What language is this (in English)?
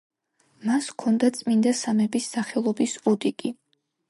Georgian